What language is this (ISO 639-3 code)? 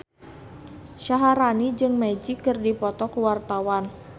sun